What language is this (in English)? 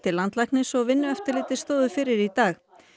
Icelandic